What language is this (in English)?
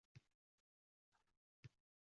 Uzbek